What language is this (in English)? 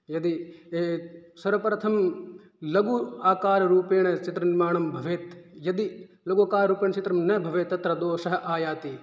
Sanskrit